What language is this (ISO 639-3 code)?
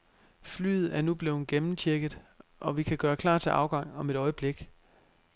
dan